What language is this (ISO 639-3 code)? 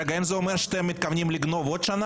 heb